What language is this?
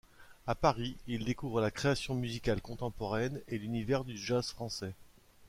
French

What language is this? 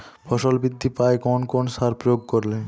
Bangla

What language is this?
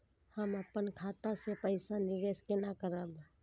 Maithili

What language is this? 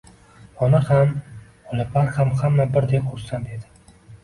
Uzbek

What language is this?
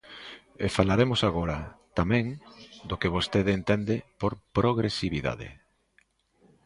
Galician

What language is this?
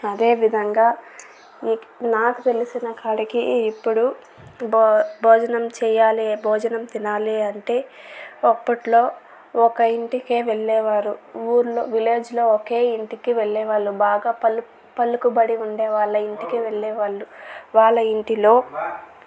Telugu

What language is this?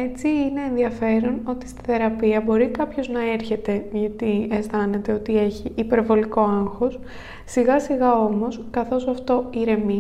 Greek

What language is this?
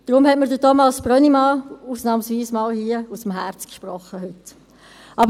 Swiss German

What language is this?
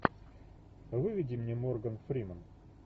Russian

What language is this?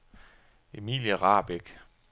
Danish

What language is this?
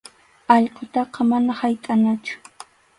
Arequipa-La Unión Quechua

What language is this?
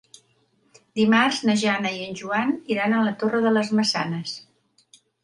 Catalan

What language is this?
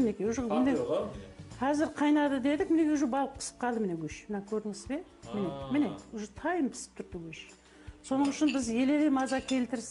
Turkish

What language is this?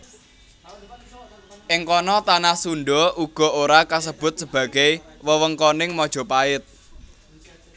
Javanese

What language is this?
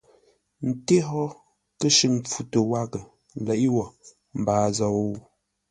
Ngombale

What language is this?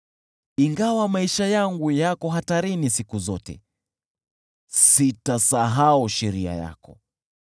Swahili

